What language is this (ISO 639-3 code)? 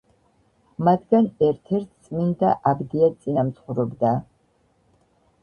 kat